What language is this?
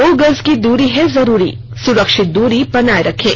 Hindi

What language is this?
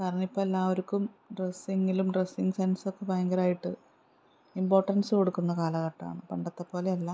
Malayalam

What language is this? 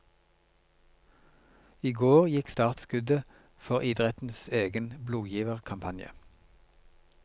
Norwegian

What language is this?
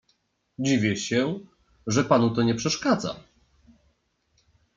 Polish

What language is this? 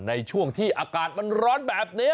Thai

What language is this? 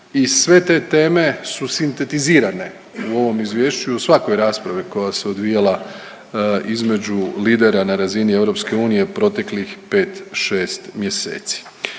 Croatian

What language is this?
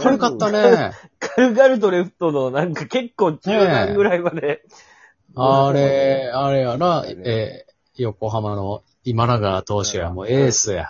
Japanese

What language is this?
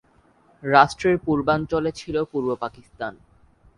Bangla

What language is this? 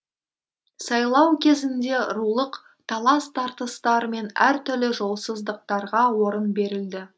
Kazakh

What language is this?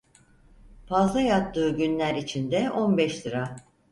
Turkish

